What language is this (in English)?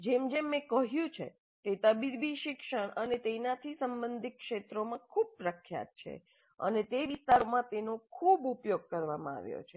Gujarati